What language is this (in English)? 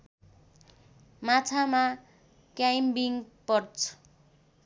Nepali